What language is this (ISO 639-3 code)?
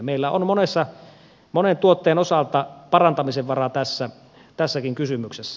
fin